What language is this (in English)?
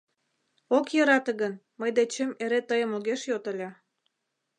Mari